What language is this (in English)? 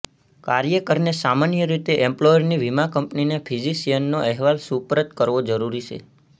Gujarati